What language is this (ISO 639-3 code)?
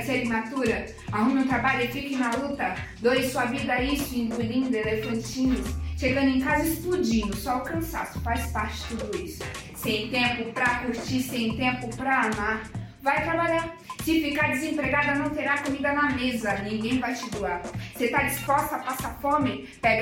por